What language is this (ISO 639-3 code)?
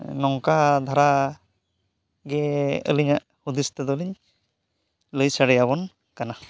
sat